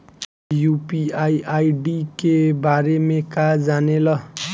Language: Bhojpuri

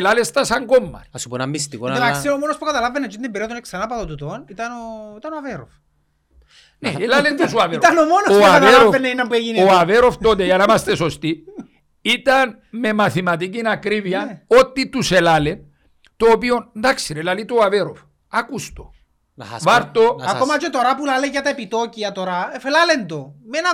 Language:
Greek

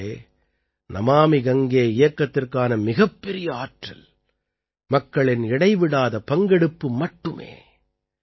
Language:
Tamil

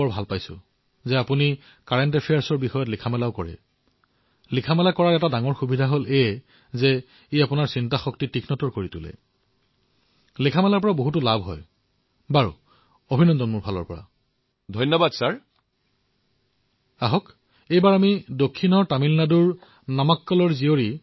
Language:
Assamese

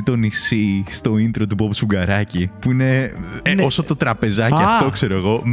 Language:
Greek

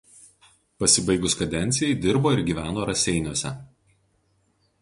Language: Lithuanian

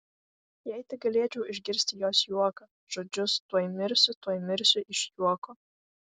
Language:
Lithuanian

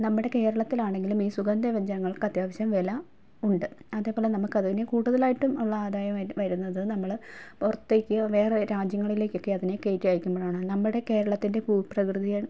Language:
Malayalam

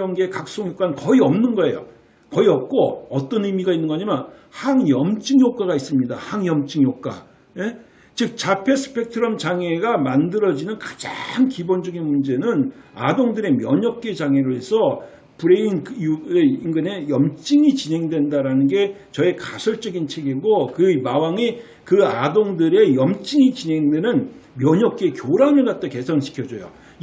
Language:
Korean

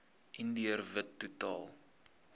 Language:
Afrikaans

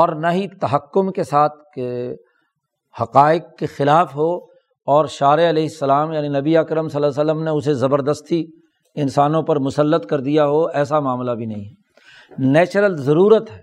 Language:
Urdu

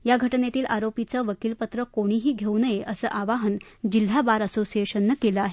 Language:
Marathi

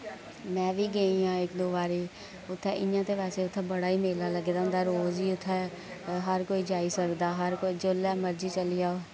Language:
Dogri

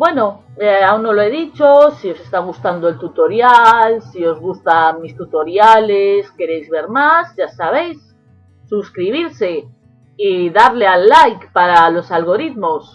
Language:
Spanish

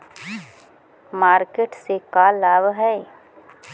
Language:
Magahi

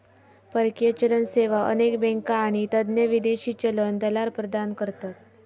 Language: Marathi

